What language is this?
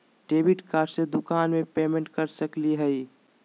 Magahi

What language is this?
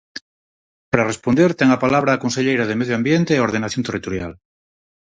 Galician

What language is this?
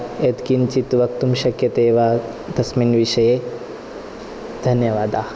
Sanskrit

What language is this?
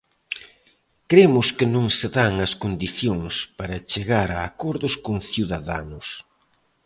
Galician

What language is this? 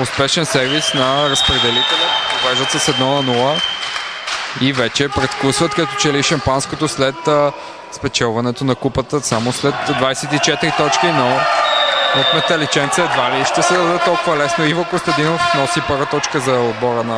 Bulgarian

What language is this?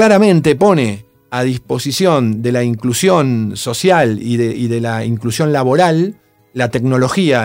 Spanish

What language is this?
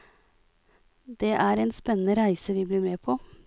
Norwegian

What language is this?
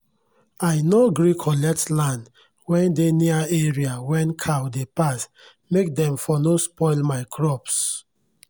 Nigerian Pidgin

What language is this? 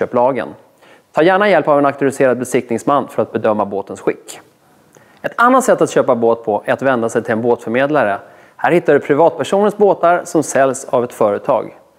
Swedish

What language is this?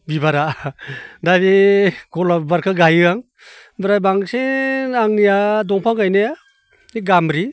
Bodo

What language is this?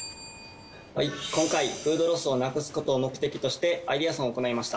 Japanese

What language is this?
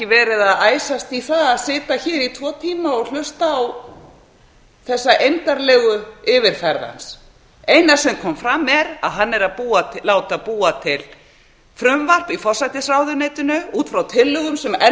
Icelandic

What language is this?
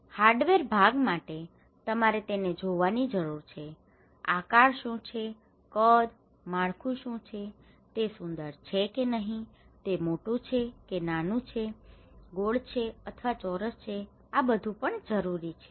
Gujarati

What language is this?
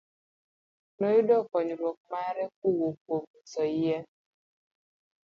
Luo (Kenya and Tanzania)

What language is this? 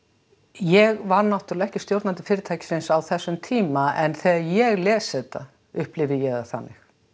Icelandic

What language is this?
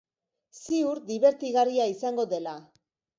Basque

